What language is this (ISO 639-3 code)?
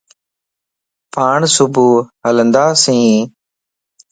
lss